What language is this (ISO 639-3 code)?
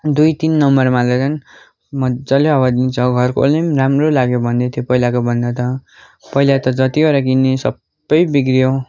nep